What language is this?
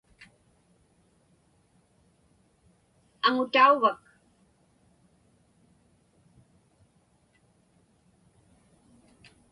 Inupiaq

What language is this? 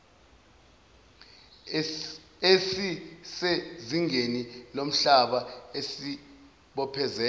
Zulu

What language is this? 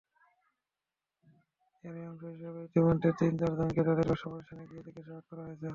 Bangla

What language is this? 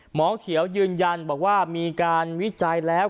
Thai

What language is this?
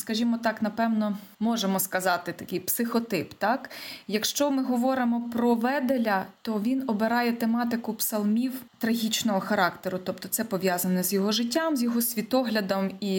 Ukrainian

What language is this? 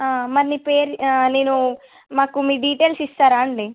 Telugu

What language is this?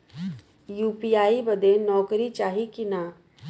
Bhojpuri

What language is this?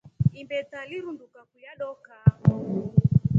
Rombo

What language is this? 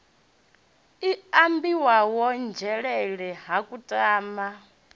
Venda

